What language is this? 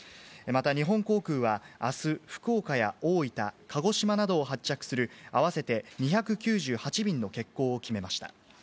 Japanese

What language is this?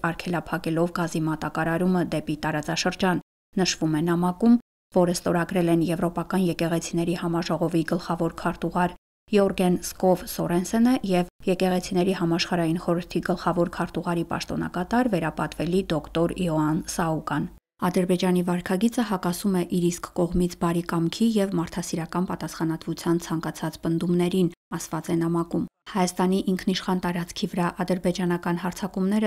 Romanian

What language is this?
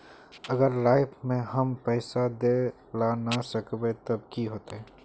Magahi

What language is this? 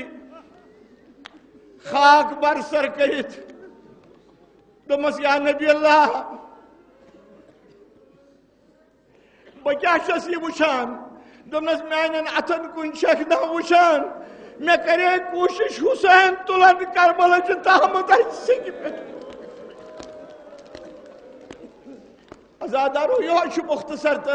Arabic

